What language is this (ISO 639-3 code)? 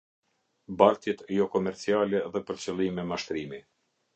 sqi